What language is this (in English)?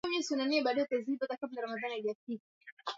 Swahili